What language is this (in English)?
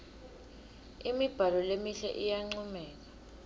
Swati